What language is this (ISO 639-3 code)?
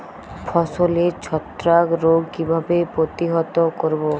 ben